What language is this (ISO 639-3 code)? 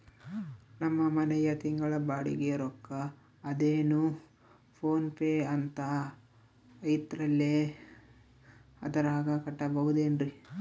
kan